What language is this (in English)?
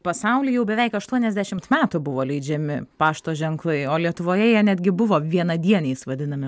Lithuanian